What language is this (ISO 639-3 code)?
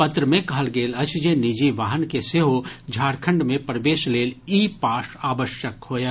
mai